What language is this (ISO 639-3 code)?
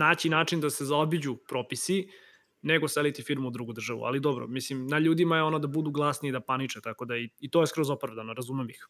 hrv